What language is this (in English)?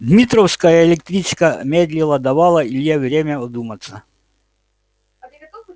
Russian